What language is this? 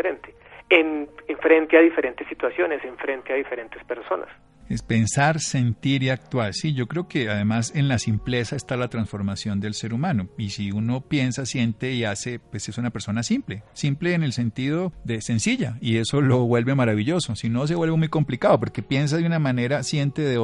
Spanish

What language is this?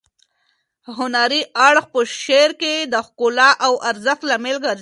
Pashto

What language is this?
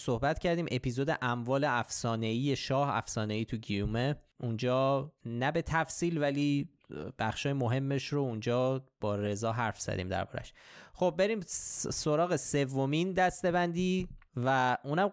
Persian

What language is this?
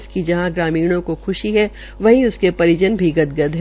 Hindi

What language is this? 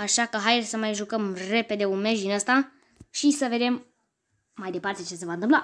Romanian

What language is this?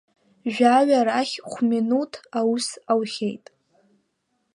Abkhazian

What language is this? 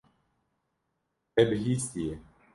Kurdish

